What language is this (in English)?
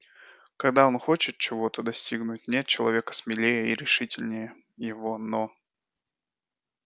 Russian